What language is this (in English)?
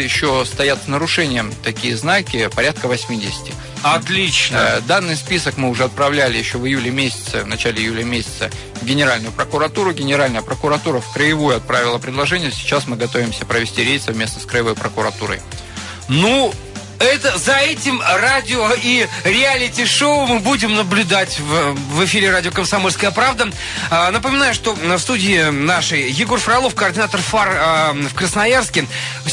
Russian